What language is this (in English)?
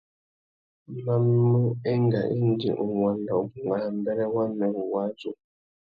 Tuki